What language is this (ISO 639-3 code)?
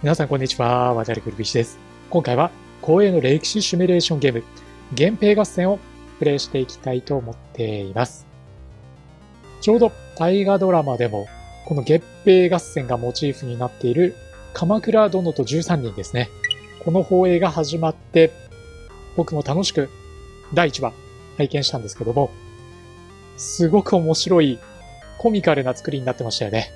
jpn